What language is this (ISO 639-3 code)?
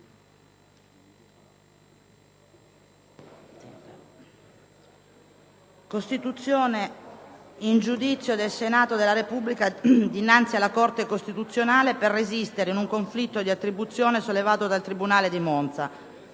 ita